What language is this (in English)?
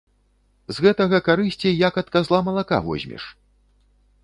Belarusian